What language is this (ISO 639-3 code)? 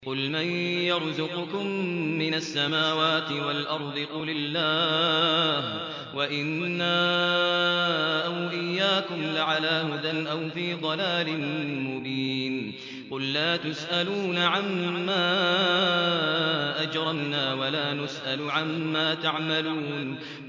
ara